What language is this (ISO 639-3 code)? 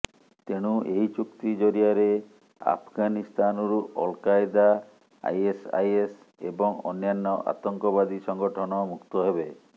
ori